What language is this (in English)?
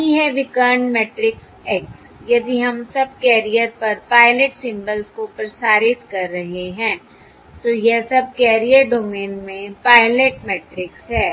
Hindi